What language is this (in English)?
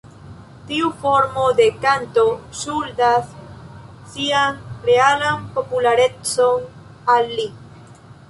Esperanto